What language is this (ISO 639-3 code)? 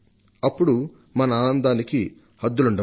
tel